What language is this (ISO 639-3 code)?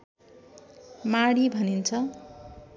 nep